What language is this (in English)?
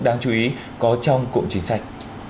Vietnamese